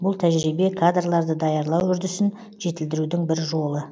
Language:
Kazakh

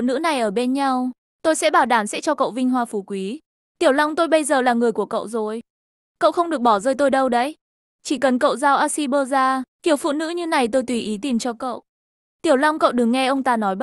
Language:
Vietnamese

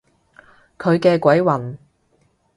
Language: Cantonese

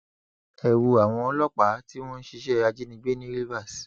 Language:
Yoruba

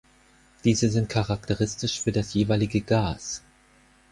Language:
German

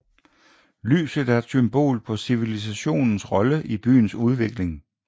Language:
Danish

